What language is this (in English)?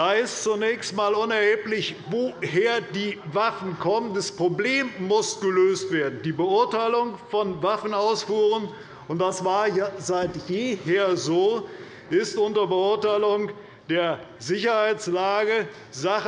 German